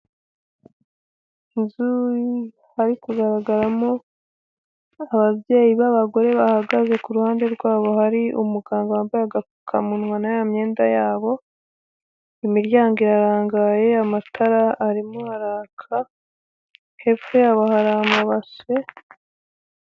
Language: Kinyarwanda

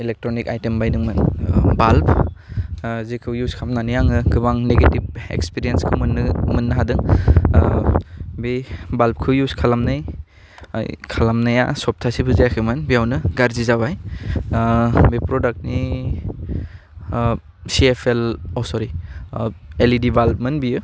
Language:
Bodo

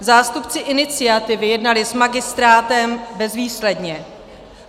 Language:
Czech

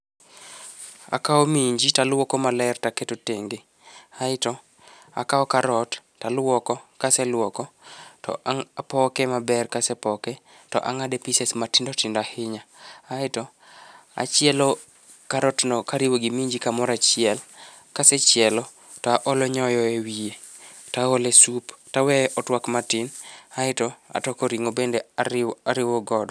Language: Luo (Kenya and Tanzania)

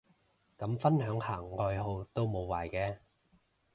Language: Cantonese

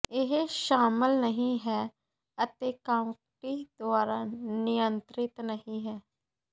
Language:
Punjabi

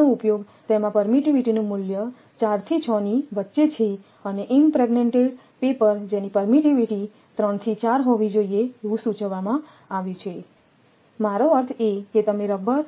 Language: Gujarati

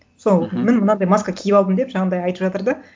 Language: Kazakh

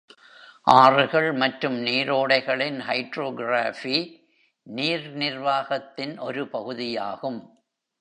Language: Tamil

